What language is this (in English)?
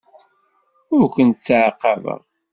Kabyle